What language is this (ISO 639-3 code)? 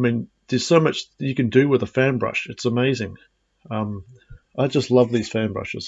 eng